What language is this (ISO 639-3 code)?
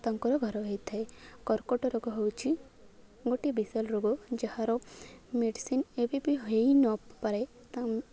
ori